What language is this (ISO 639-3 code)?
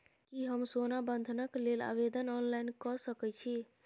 mai